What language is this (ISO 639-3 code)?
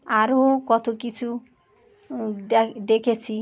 ben